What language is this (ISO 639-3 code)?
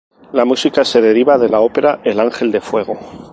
spa